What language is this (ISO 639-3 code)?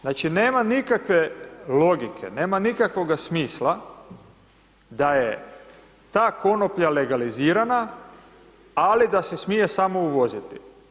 hrv